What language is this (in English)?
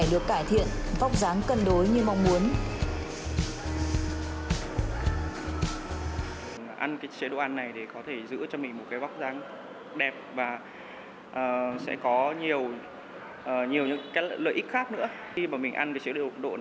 Vietnamese